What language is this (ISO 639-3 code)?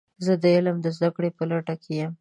pus